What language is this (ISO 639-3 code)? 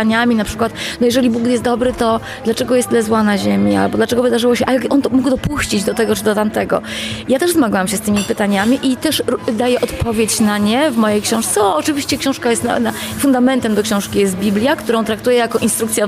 pol